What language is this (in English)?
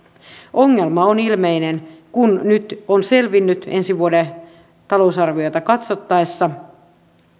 Finnish